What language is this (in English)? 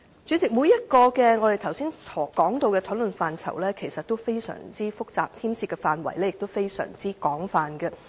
Cantonese